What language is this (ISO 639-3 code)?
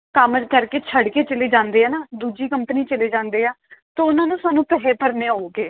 pan